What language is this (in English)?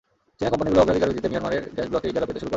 Bangla